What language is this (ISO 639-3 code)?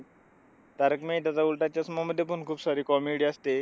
mar